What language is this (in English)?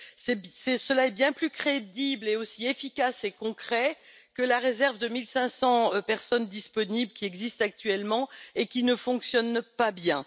French